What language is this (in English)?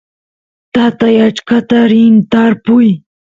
Santiago del Estero Quichua